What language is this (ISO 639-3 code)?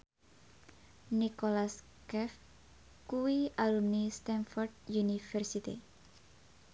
jav